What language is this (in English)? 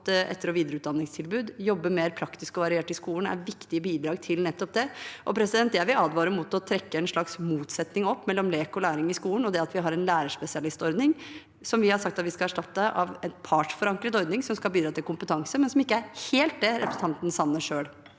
Norwegian